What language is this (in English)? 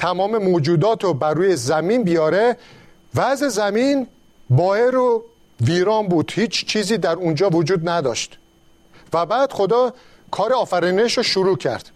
Persian